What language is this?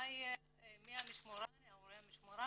Hebrew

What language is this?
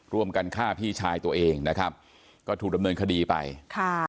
Thai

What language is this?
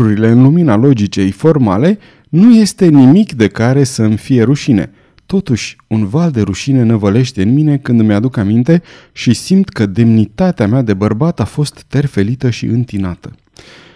Romanian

